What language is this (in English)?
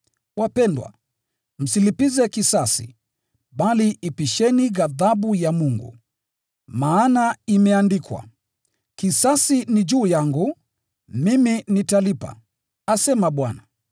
Swahili